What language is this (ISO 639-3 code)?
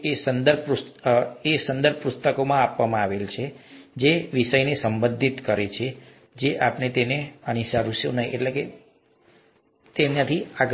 guj